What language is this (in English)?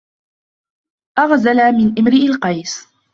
Arabic